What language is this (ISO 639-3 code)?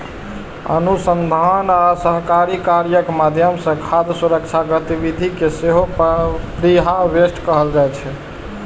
mai